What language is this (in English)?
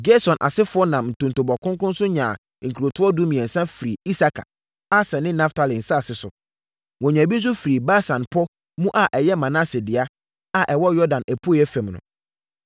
Akan